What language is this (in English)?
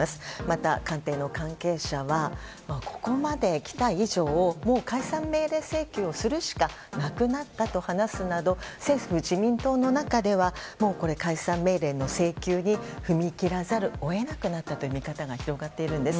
Japanese